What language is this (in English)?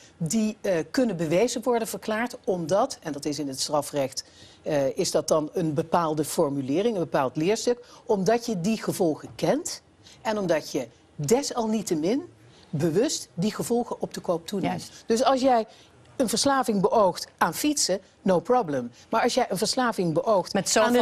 Dutch